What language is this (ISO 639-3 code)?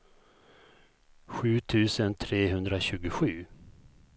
swe